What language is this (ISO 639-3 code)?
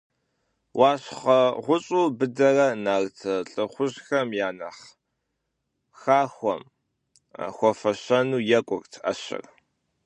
kbd